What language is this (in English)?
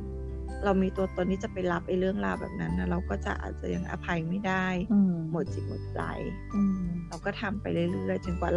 Thai